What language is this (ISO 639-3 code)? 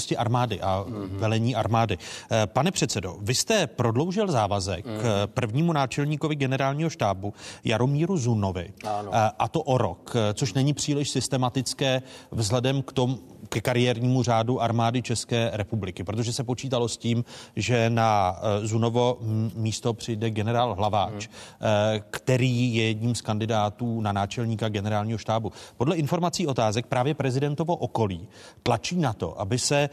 ces